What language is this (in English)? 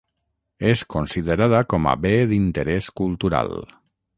Catalan